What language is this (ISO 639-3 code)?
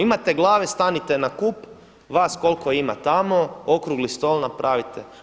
hrv